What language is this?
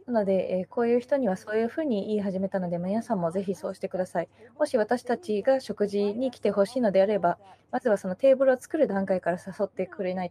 Japanese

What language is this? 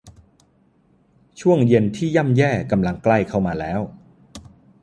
Thai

